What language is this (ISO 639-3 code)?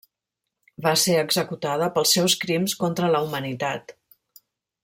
cat